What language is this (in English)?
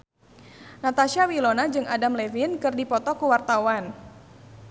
Sundanese